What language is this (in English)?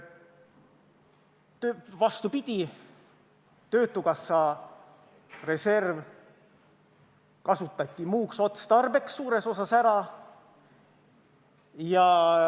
Estonian